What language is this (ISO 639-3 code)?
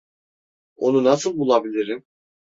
tur